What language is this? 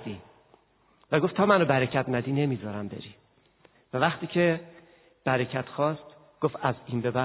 Persian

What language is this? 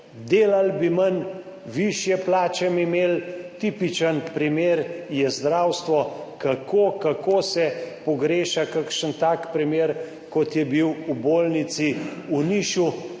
Slovenian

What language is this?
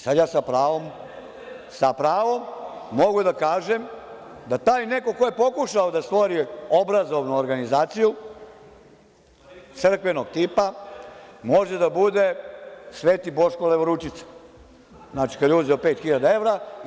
Serbian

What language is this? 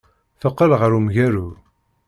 Kabyle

